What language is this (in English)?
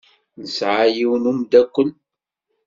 Kabyle